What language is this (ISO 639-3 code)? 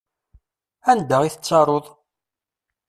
kab